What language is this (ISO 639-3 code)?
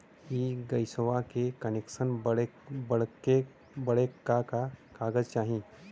bho